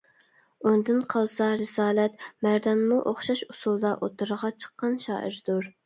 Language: Uyghur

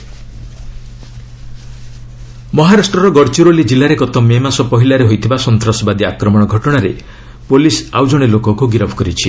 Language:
Odia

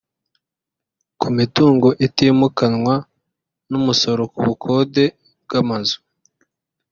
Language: Kinyarwanda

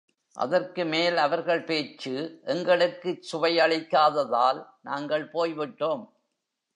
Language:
Tamil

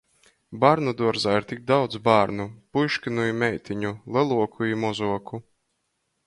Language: Latgalian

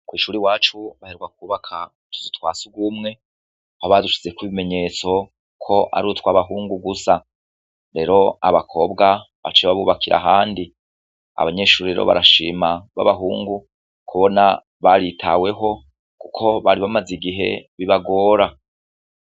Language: Rundi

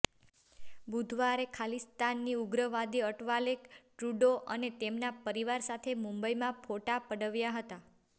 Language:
Gujarati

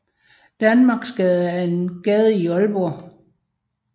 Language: Danish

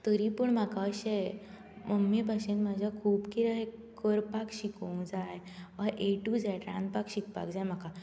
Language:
Konkani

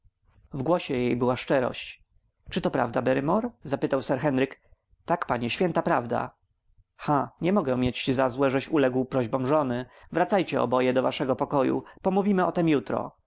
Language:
Polish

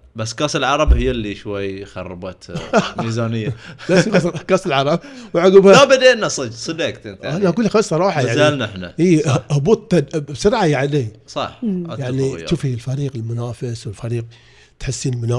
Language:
Arabic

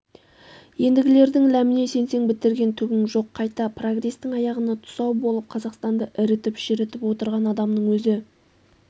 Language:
Kazakh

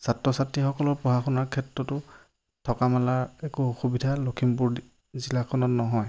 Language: Assamese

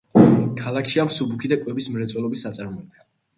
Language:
Georgian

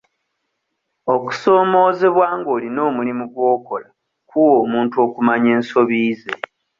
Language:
Ganda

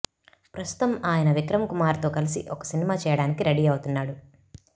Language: Telugu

